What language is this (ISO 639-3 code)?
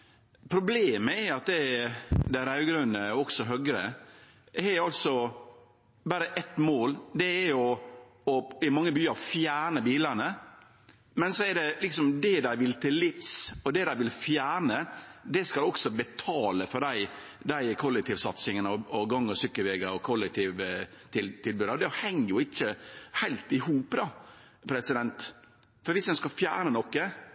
nno